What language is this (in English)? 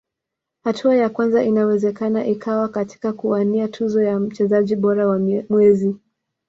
Swahili